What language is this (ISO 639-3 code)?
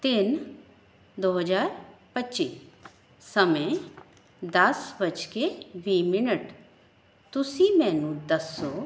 pan